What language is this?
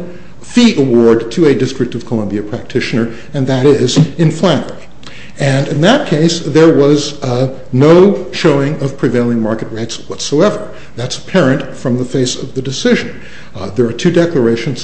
English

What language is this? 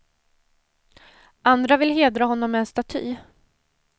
Swedish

